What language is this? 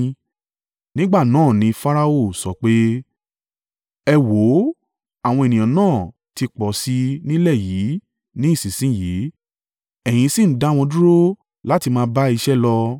Yoruba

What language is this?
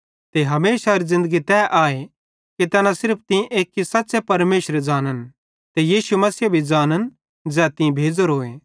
Bhadrawahi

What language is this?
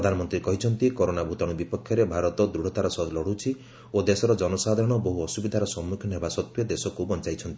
Odia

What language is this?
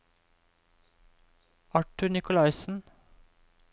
Norwegian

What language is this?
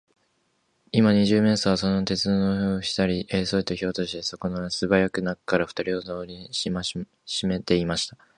Japanese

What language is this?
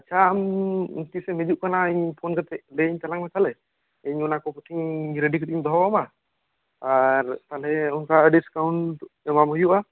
Santali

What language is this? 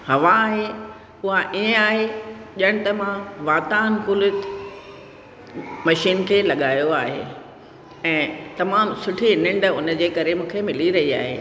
Sindhi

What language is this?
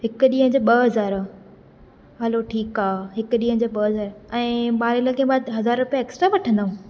Sindhi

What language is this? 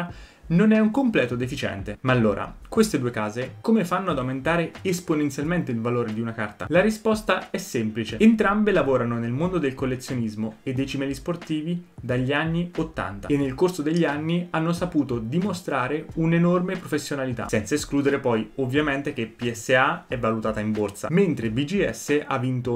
Italian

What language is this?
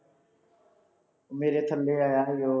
Punjabi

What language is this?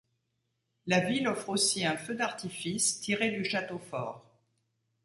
French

